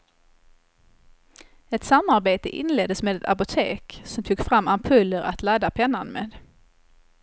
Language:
Swedish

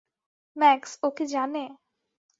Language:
Bangla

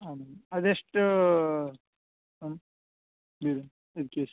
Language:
Kannada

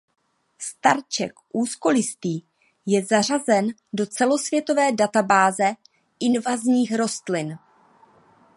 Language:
Czech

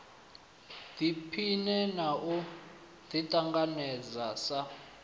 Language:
Venda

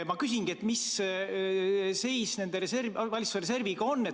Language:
Estonian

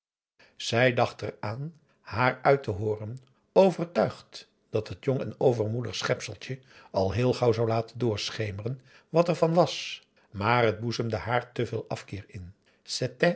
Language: Dutch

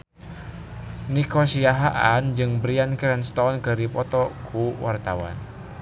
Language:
Sundanese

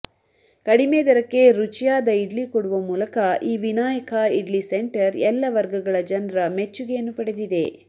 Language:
Kannada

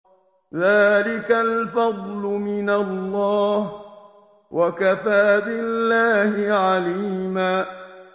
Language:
Arabic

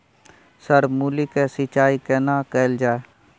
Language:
Maithili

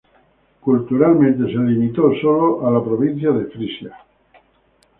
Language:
Spanish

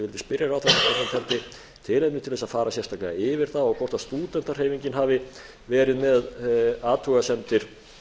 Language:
Icelandic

